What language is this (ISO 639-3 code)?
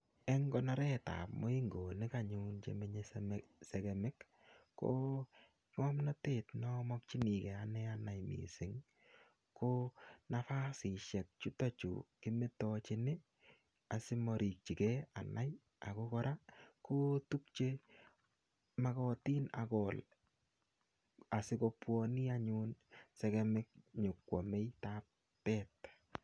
kln